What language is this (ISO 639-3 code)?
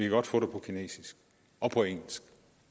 dan